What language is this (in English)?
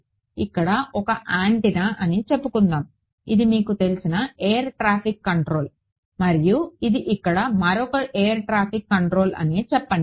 Telugu